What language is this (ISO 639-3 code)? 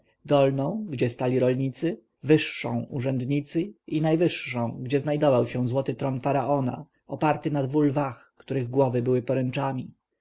pol